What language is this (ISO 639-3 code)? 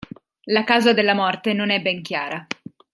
ita